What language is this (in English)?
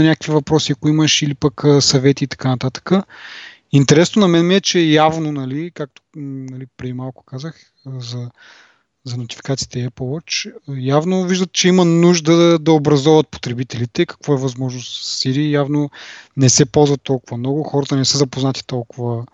Bulgarian